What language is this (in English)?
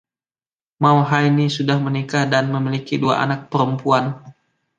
Indonesian